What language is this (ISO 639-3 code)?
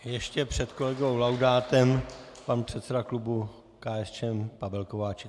ces